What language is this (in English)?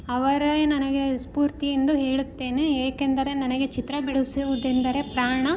Kannada